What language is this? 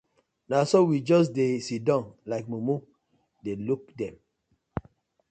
Nigerian Pidgin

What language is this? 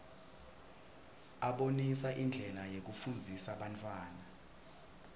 Swati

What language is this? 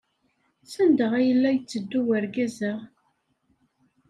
Kabyle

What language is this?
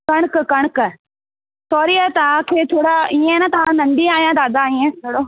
Sindhi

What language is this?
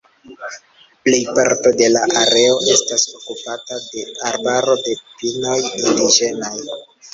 Esperanto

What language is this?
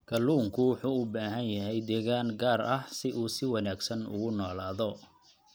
Somali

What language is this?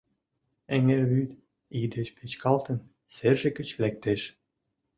Mari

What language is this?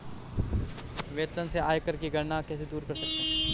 Hindi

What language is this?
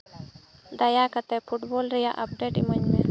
Santali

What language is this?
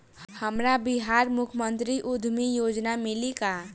Bhojpuri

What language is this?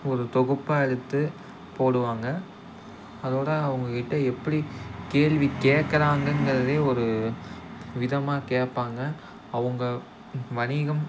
Tamil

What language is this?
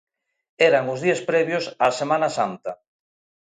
Galician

